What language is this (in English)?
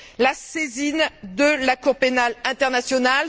French